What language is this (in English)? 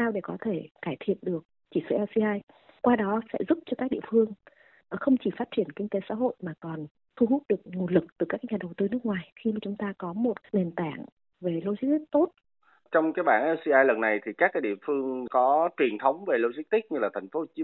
Vietnamese